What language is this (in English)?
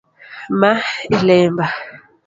Luo (Kenya and Tanzania)